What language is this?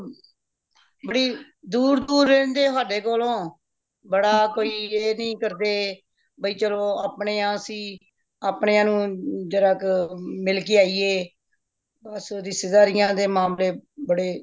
Punjabi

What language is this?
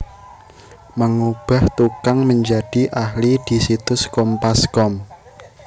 Javanese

